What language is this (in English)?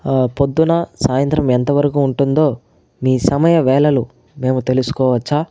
Telugu